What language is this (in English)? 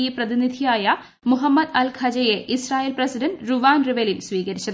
Malayalam